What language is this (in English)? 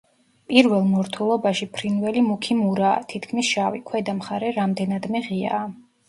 Georgian